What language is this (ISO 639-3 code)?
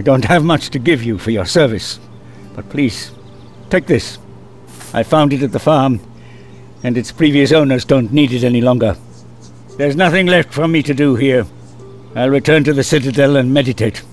pol